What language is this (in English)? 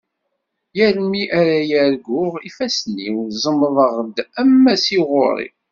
Kabyle